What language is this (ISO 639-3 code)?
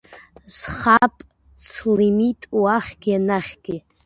abk